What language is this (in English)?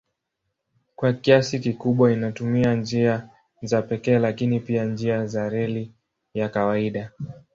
Swahili